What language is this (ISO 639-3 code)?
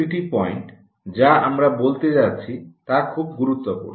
ben